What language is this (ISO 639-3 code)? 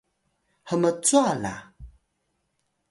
tay